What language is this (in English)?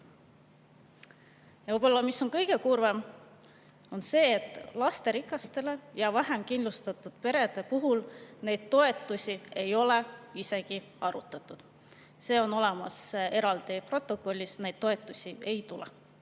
Estonian